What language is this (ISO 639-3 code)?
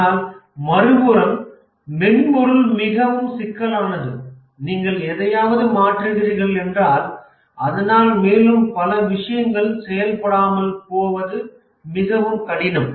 tam